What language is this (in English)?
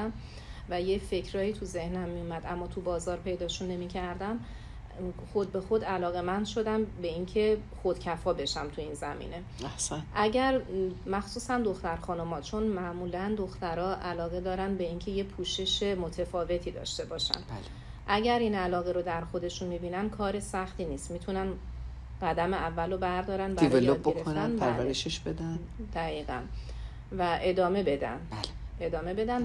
Persian